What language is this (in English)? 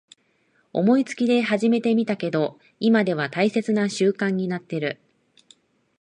Japanese